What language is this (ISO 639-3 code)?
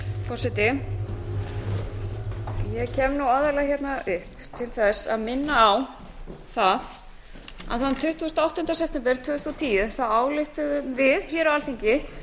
isl